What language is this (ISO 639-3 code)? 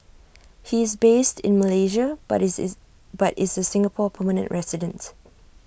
eng